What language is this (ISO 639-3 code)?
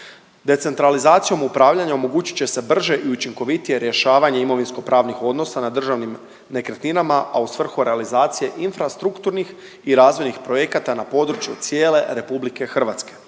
hrv